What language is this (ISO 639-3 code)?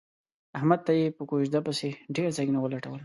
pus